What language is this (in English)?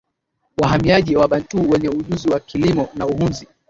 Swahili